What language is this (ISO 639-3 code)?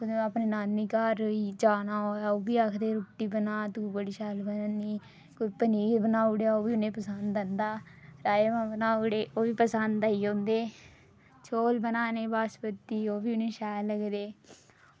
doi